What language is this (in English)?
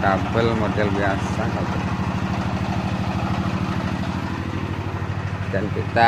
Indonesian